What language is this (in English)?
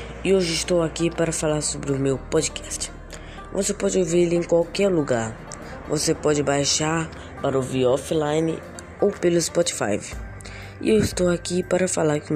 Portuguese